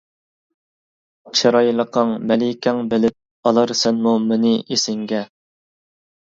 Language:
Uyghur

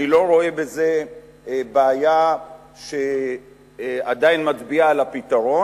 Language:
Hebrew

